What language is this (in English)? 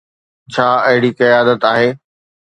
Sindhi